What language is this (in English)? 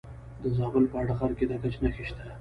Pashto